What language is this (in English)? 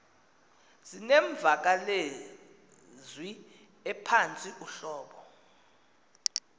Xhosa